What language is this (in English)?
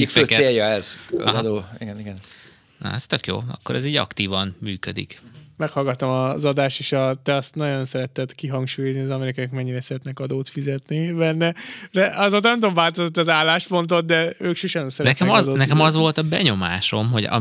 Hungarian